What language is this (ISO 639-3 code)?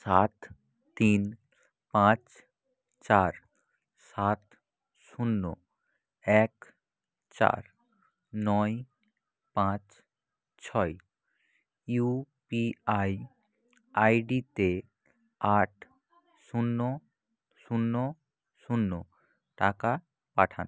ben